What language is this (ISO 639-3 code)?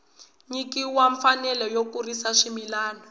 tso